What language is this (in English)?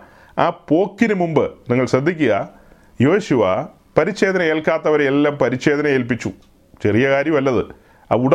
Malayalam